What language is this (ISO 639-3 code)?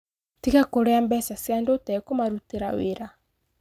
kik